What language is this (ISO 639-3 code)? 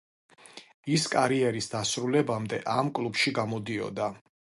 kat